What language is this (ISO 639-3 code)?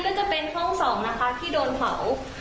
tha